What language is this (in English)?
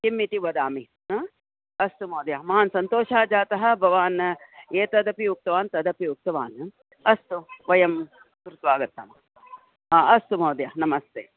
Sanskrit